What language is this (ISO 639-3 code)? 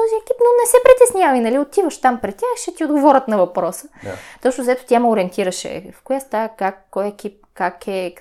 bul